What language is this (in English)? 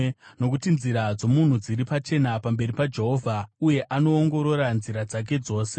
Shona